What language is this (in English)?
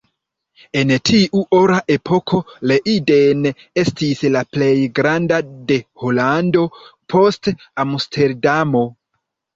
Esperanto